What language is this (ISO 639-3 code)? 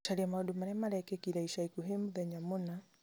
kik